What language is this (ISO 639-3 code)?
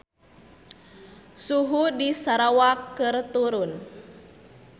sun